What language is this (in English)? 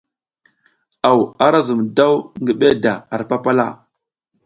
South Giziga